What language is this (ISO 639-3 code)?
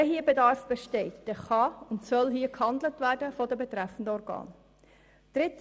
gsw